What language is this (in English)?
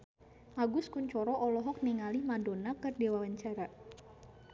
Sundanese